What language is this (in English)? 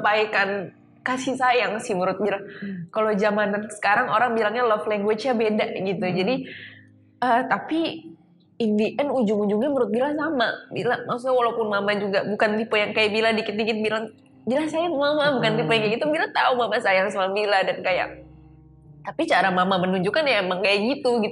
Indonesian